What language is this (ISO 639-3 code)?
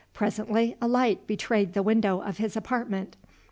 eng